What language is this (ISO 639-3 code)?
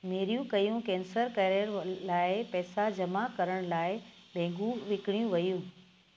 snd